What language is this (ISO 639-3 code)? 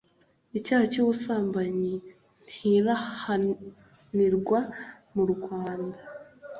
kin